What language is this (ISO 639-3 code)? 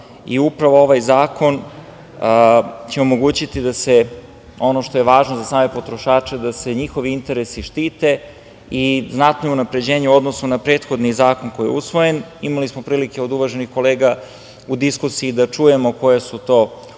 srp